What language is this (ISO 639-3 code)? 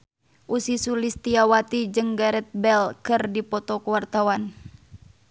sun